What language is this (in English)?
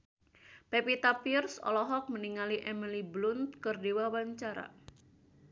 Sundanese